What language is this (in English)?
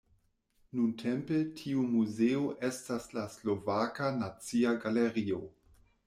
Esperanto